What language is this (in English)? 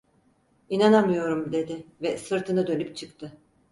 Turkish